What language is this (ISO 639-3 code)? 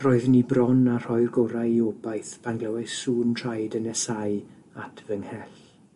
cym